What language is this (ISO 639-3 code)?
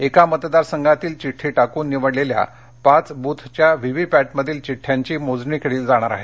mar